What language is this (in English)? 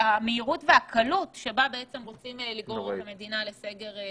Hebrew